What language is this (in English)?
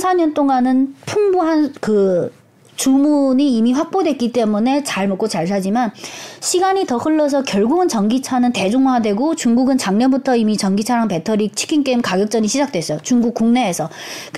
Korean